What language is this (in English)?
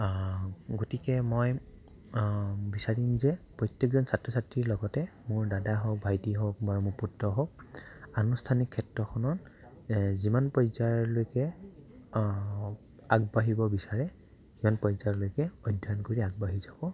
Assamese